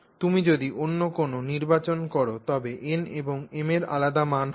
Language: Bangla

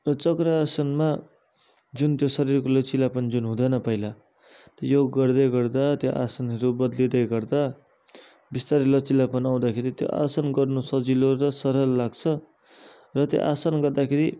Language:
Nepali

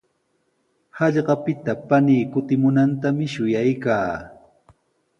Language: Sihuas Ancash Quechua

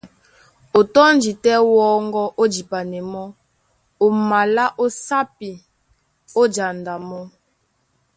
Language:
Duala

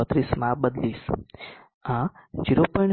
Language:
Gujarati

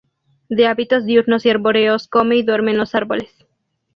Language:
Spanish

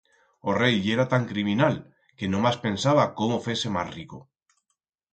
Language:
Aragonese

